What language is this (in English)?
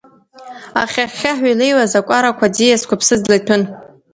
Abkhazian